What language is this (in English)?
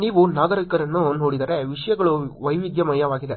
Kannada